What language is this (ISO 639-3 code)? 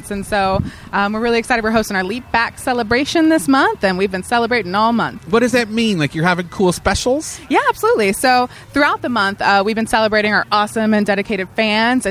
eng